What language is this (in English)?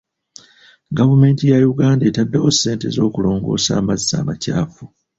Ganda